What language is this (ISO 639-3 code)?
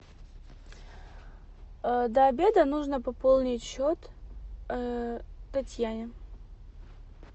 rus